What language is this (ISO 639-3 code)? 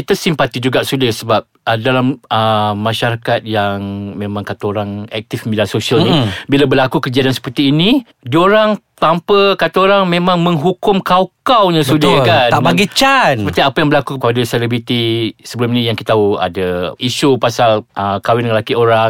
msa